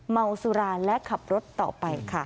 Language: Thai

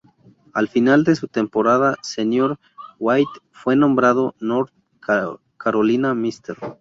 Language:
Spanish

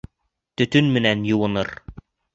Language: Bashkir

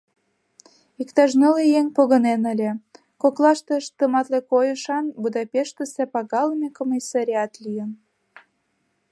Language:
Mari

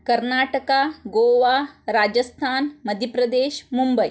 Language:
Kannada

